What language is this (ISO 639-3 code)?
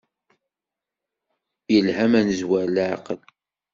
kab